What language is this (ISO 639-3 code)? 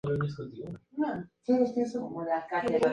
spa